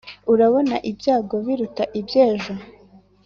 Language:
Kinyarwanda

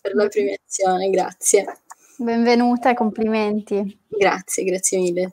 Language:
Italian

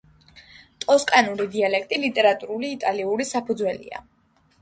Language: Georgian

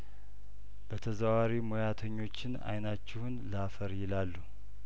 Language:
Amharic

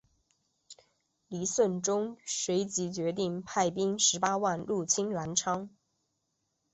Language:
Chinese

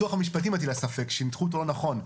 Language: Hebrew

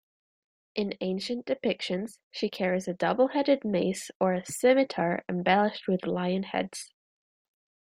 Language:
English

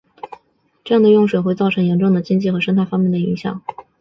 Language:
Chinese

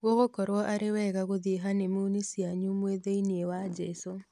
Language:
Kikuyu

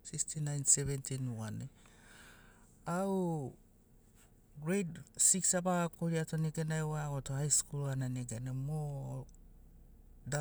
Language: Sinaugoro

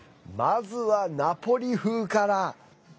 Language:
Japanese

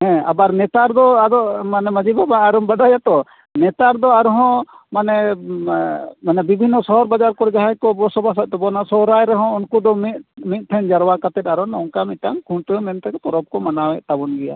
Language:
Santali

